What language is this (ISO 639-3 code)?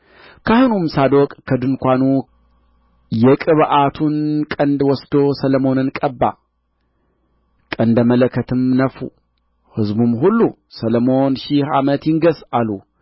amh